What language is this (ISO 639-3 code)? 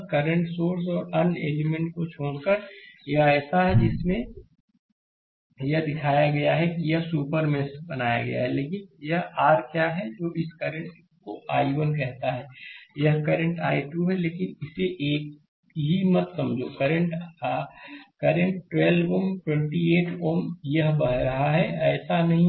hin